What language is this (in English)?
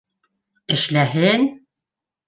Bashkir